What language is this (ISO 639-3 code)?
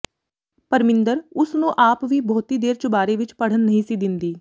pan